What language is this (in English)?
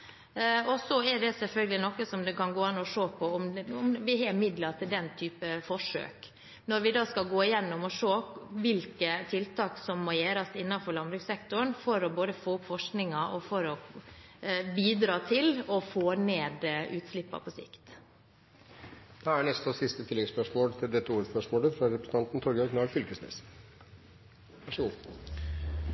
Norwegian